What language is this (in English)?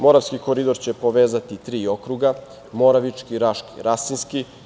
Serbian